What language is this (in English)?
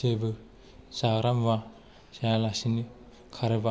Bodo